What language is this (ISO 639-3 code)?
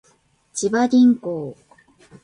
jpn